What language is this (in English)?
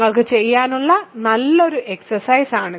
Malayalam